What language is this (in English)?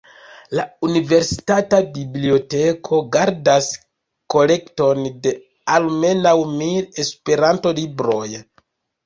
Esperanto